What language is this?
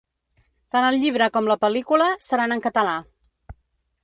Catalan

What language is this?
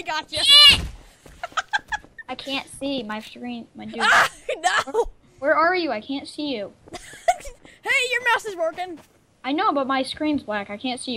English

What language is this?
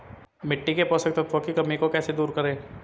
Hindi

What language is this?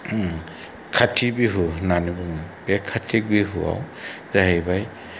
Bodo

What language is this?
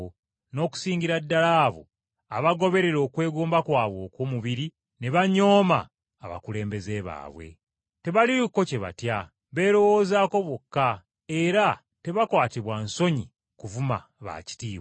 Ganda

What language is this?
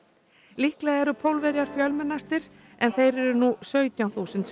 Icelandic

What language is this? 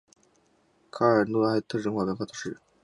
Chinese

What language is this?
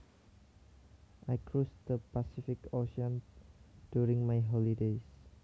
Javanese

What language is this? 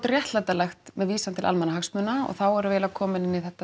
Icelandic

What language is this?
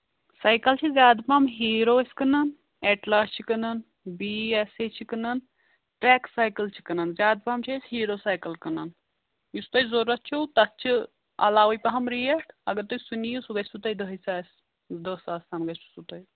Kashmiri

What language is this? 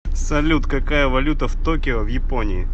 Russian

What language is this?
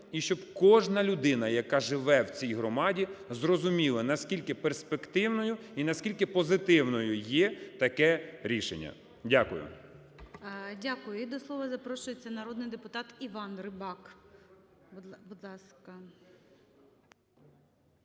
Ukrainian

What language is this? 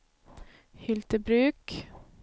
Swedish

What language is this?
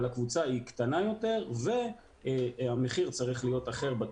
Hebrew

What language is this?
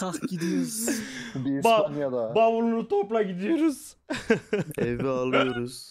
Turkish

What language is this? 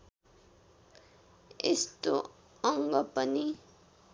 Nepali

